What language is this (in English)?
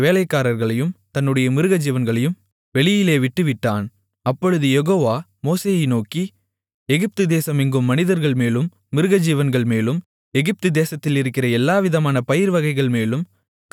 Tamil